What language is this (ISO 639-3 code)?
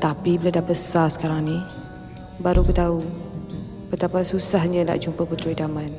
msa